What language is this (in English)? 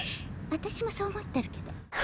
Japanese